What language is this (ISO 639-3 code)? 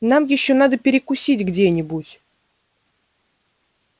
rus